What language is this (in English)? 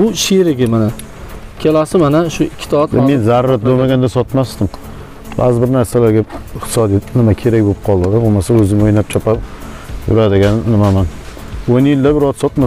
Turkish